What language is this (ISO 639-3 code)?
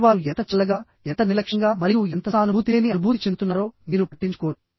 tel